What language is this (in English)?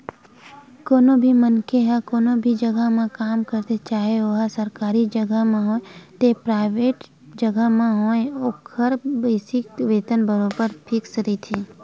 Chhattisgarhi